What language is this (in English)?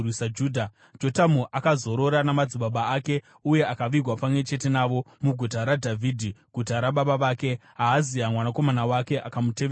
Shona